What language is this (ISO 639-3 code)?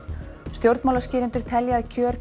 isl